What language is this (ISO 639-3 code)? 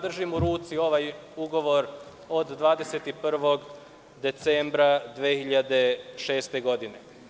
srp